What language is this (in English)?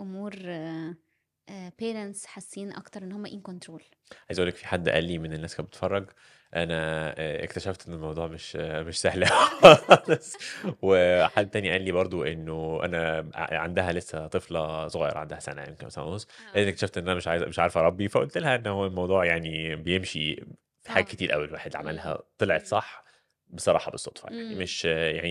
Arabic